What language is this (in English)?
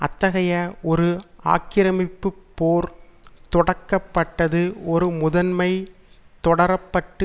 Tamil